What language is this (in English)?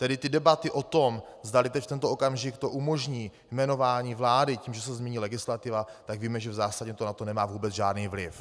Czech